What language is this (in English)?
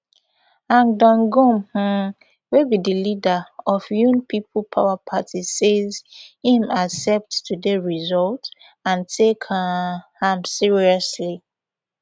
Nigerian Pidgin